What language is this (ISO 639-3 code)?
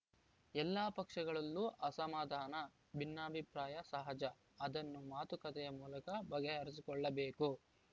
kan